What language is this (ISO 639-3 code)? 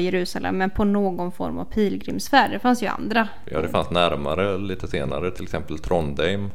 swe